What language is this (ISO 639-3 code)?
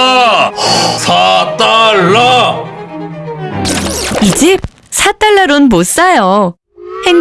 kor